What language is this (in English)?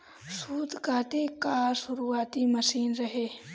Bhojpuri